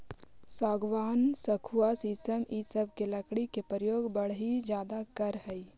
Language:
Magahi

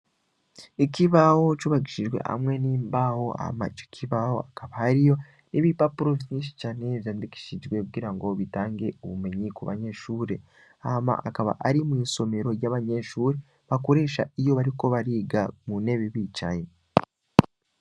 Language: Rundi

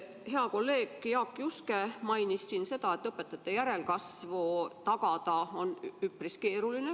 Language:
Estonian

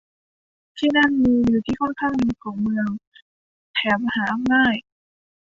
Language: Thai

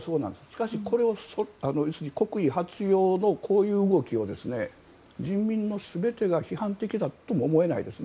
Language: Japanese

